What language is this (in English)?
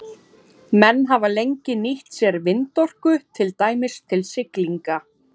Icelandic